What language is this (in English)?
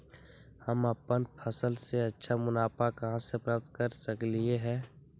Magahi